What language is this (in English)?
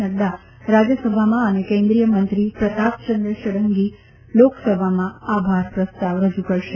Gujarati